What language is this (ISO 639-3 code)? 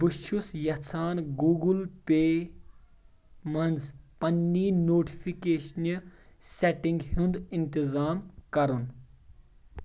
kas